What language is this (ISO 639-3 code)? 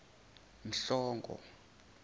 zul